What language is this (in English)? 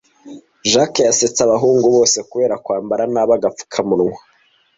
Kinyarwanda